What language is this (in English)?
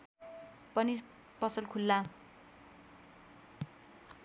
Nepali